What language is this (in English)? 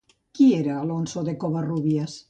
Catalan